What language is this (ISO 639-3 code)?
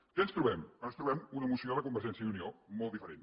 cat